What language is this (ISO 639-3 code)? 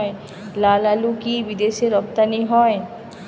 ben